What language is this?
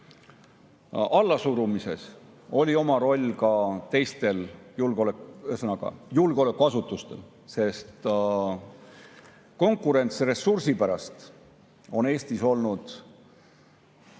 Estonian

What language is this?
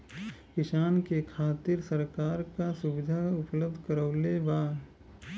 Bhojpuri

